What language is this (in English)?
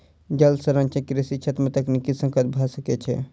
Maithili